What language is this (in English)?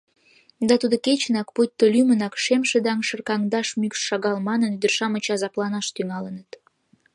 Mari